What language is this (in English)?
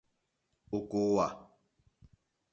Mokpwe